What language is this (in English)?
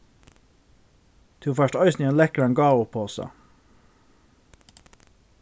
Faroese